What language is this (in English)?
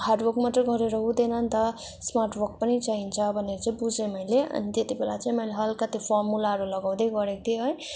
Nepali